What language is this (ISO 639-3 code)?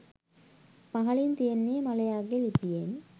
sin